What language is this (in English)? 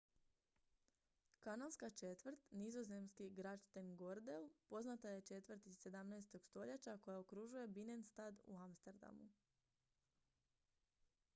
Croatian